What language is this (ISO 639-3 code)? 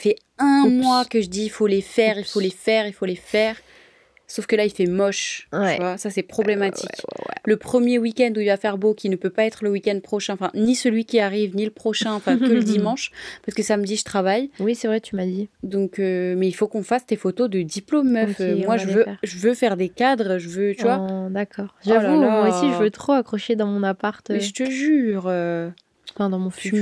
fra